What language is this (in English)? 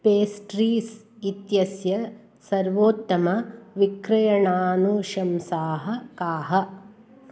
Sanskrit